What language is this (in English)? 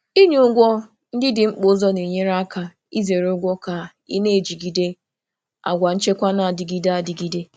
Igbo